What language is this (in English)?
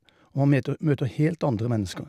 Norwegian